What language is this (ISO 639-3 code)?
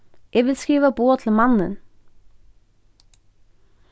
fao